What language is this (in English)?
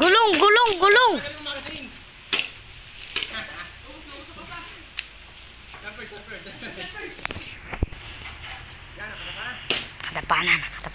English